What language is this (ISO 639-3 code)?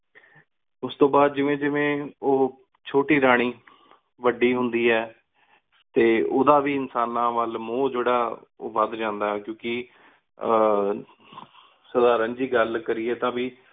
pan